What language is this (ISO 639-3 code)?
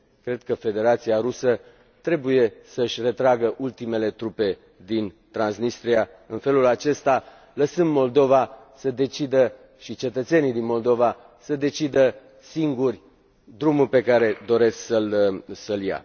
ron